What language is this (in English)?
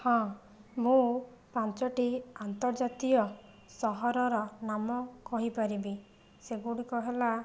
Odia